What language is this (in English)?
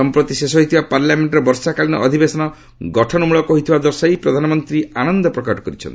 Odia